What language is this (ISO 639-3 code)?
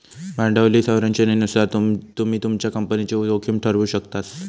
mar